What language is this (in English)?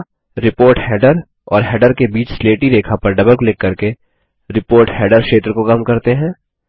Hindi